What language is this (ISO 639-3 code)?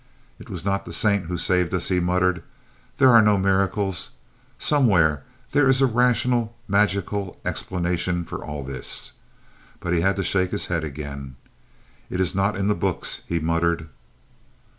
eng